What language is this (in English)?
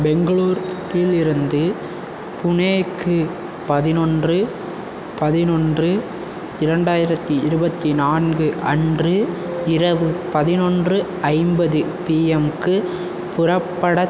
Tamil